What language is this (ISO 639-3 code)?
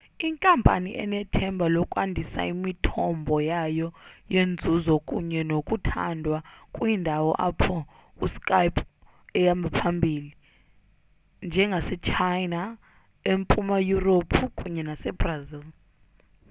xho